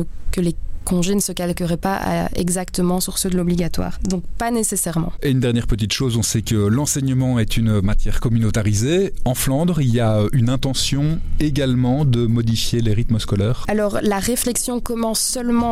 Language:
French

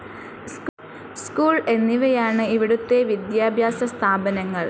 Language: Malayalam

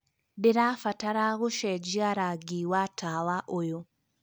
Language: Kikuyu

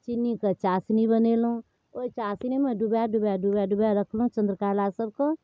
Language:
Maithili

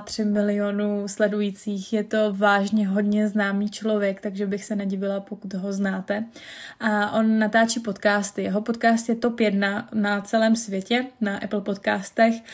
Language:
Czech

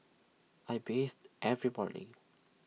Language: English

